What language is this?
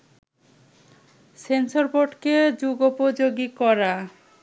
Bangla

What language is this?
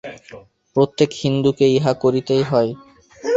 Bangla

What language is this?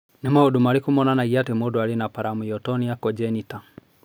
Kikuyu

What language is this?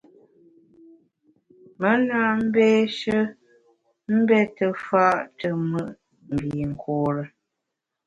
Bamun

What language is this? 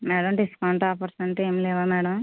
Telugu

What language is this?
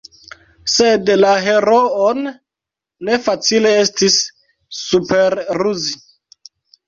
Esperanto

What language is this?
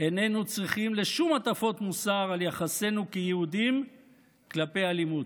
Hebrew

